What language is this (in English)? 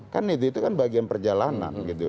Indonesian